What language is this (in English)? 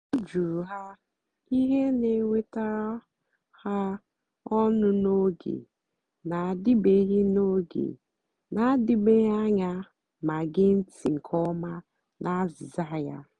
Igbo